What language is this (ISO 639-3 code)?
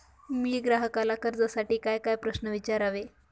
mar